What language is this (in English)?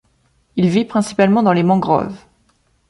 French